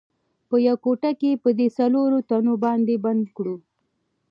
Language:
Pashto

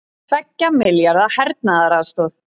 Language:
Icelandic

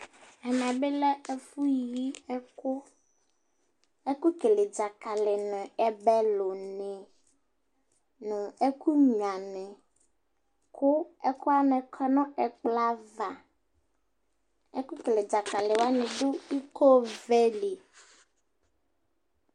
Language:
Ikposo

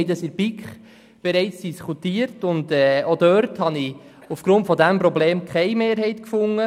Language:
Swiss German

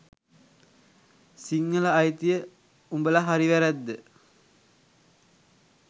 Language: Sinhala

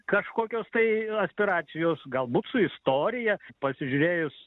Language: Lithuanian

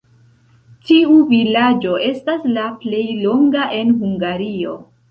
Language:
Esperanto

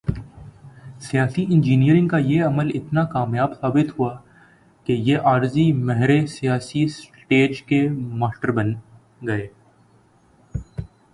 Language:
Urdu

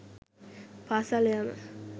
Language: Sinhala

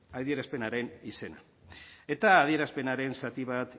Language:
Basque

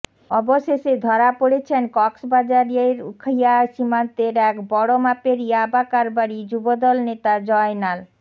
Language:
Bangla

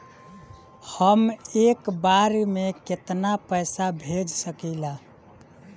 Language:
Bhojpuri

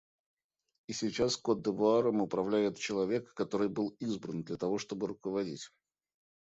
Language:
Russian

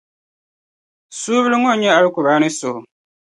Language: Dagbani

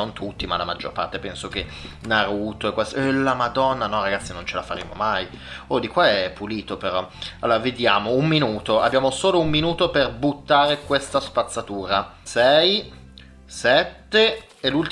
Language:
Italian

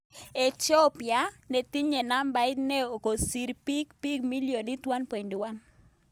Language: Kalenjin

